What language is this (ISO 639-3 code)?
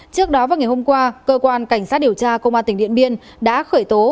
vie